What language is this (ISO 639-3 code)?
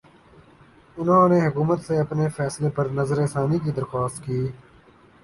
urd